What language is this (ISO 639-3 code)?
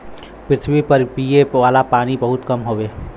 bho